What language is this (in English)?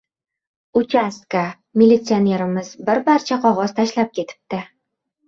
Uzbek